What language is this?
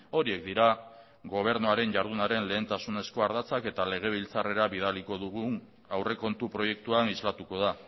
Basque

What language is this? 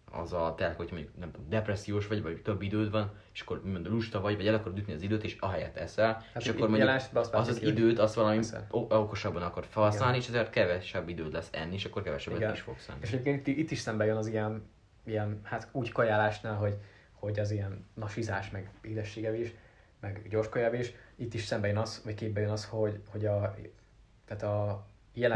Hungarian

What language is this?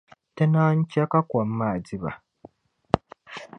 Dagbani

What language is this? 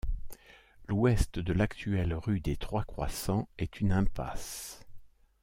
French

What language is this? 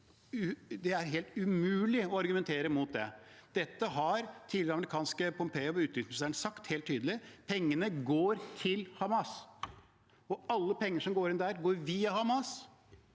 Norwegian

